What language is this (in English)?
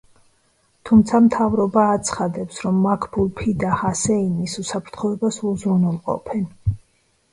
Georgian